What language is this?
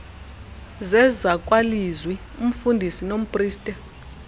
Xhosa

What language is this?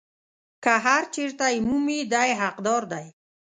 Pashto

